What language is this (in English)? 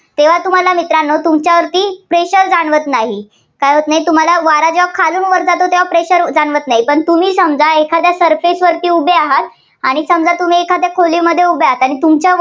Marathi